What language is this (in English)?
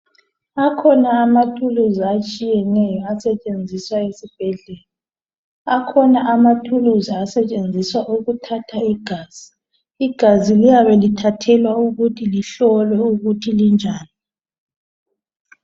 North Ndebele